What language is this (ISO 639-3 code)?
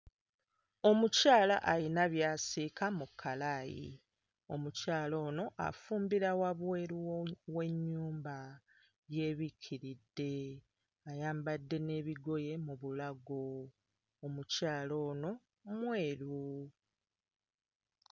lug